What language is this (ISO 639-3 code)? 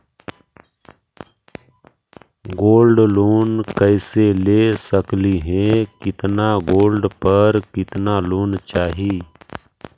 mag